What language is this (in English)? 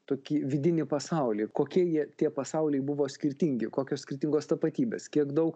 Lithuanian